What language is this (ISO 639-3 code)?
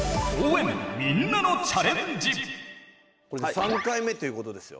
jpn